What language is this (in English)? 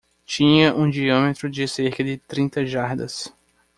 Portuguese